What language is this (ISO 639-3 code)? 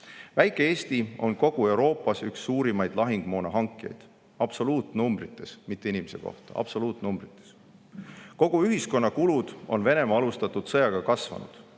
est